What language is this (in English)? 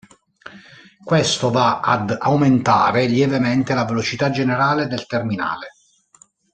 Italian